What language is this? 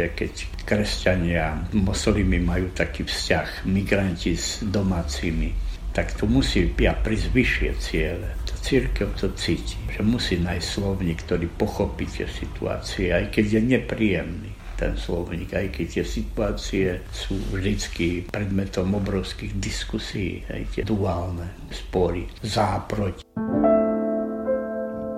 Slovak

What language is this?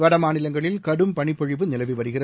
Tamil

